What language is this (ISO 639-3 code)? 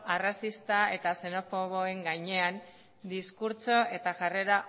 eus